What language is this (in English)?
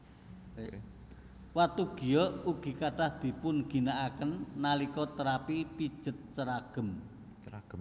Javanese